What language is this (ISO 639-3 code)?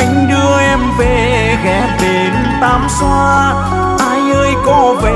vie